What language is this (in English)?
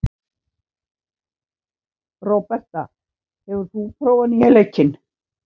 Icelandic